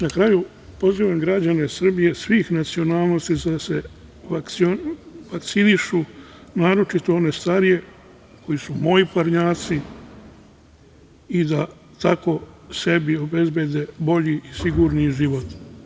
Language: Serbian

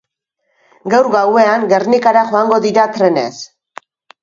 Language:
Basque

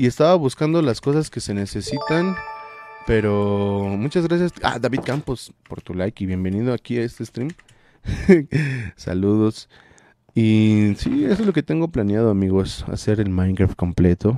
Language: Spanish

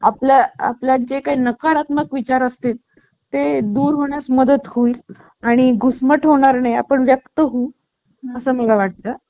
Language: Marathi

